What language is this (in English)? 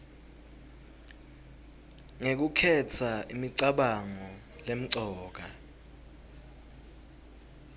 Swati